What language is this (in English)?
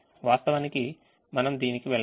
Telugu